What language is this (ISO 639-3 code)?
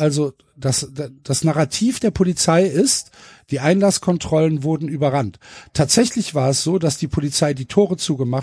deu